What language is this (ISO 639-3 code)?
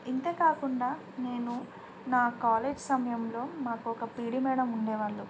tel